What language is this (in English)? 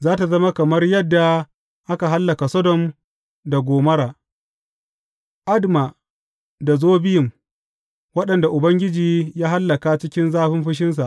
Hausa